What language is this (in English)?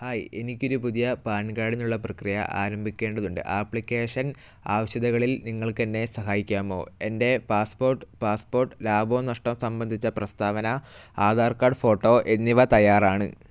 Malayalam